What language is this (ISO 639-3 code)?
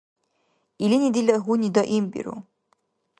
dar